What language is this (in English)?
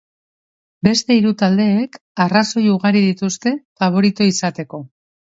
Basque